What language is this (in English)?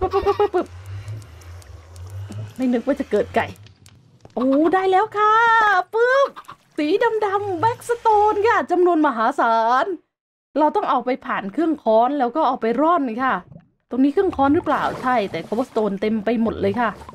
Thai